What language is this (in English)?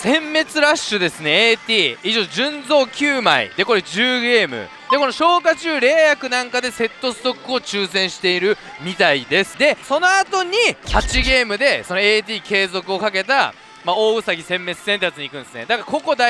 Japanese